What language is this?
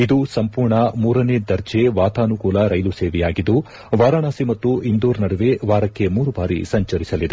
Kannada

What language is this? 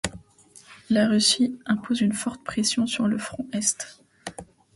French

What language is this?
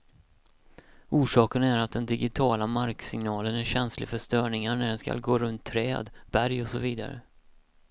Swedish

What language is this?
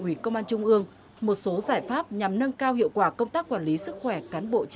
Vietnamese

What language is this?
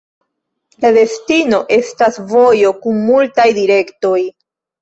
Esperanto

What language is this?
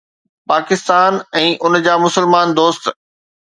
Sindhi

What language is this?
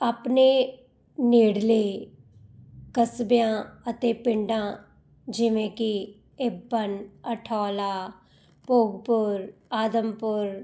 Punjabi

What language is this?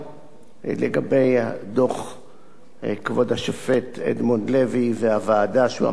Hebrew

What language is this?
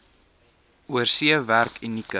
Afrikaans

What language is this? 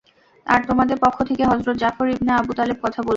Bangla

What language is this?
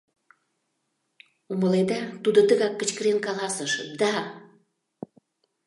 Mari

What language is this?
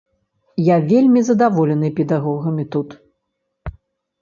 Belarusian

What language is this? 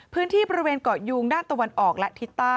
Thai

